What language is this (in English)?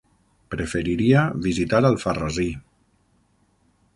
Catalan